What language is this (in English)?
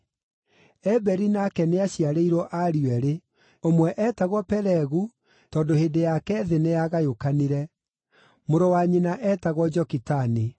Kikuyu